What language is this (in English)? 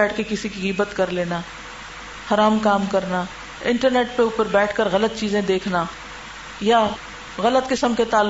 Urdu